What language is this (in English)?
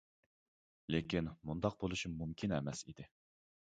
Uyghur